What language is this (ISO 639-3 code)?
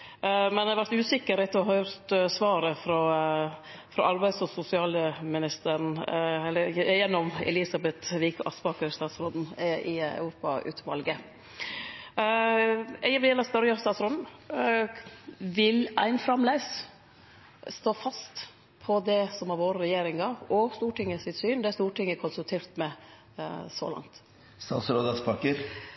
nno